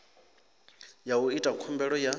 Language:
Venda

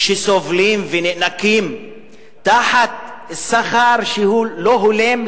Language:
Hebrew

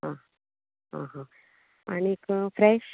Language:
Konkani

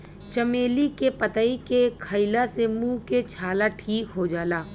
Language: Bhojpuri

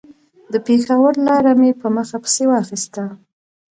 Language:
Pashto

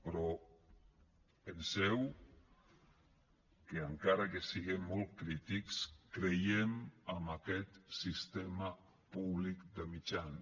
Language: Catalan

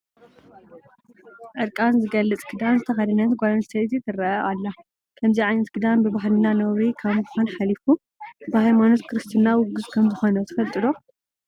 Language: Tigrinya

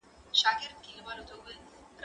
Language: Pashto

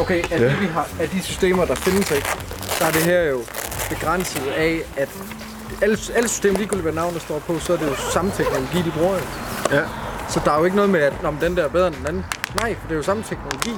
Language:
Danish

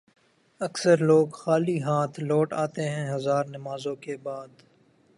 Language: Urdu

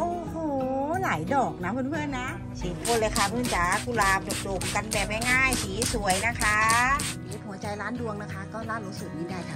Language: Thai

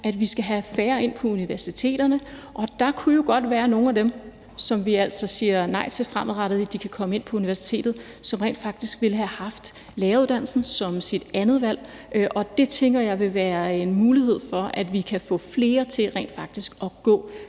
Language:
Danish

